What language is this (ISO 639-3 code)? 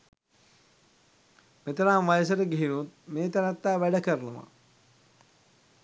sin